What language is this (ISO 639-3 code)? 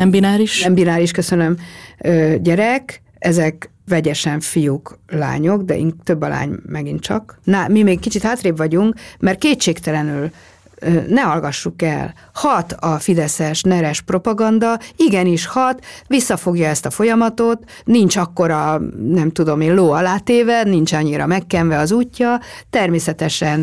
hun